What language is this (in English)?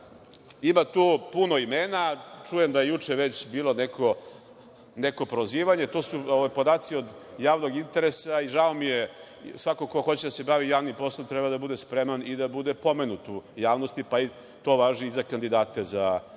Serbian